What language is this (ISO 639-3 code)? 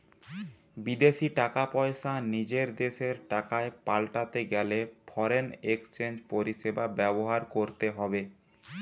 ben